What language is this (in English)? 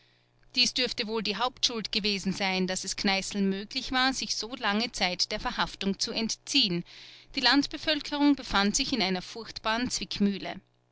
German